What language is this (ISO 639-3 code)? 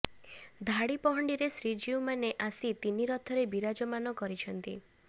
ori